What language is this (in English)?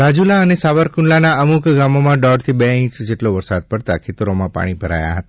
Gujarati